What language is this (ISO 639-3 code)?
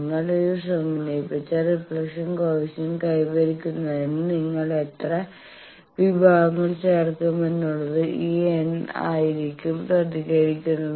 mal